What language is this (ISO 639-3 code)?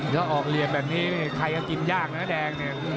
tha